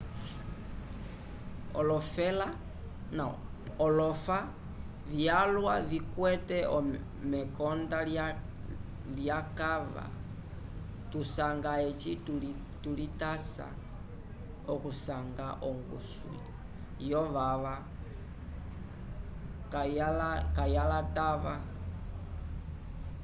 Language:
Umbundu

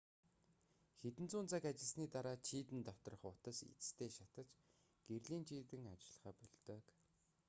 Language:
Mongolian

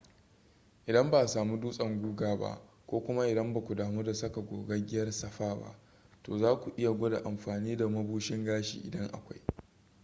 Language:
Hausa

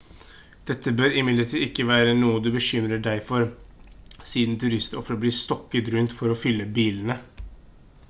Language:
Norwegian Bokmål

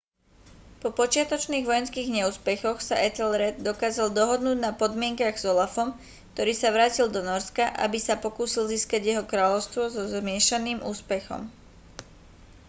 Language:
Slovak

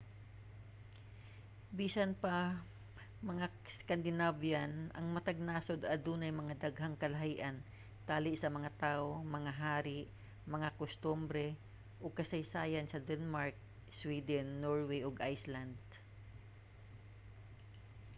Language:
Cebuano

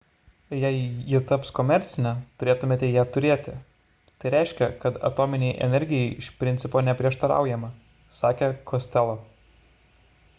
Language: Lithuanian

